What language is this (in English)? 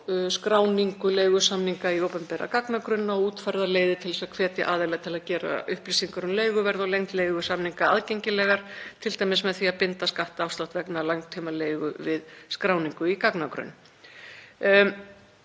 Icelandic